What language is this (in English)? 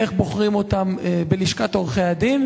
Hebrew